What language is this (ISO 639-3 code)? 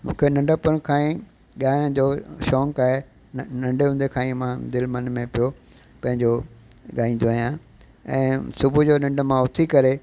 snd